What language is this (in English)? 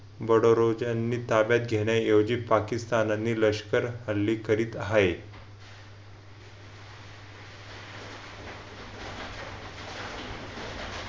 Marathi